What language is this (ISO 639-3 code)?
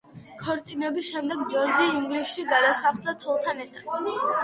kat